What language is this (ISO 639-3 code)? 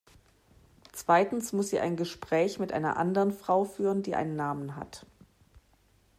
deu